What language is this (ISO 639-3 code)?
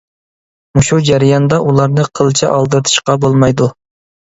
uig